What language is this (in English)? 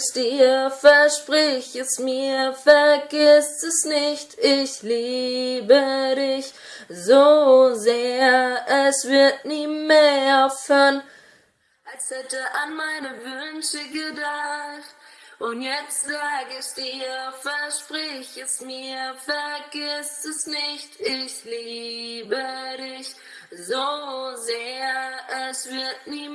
German